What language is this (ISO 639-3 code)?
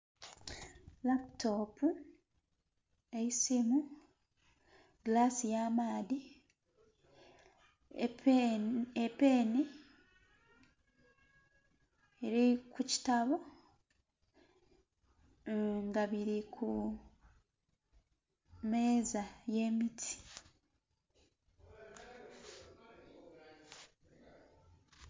xog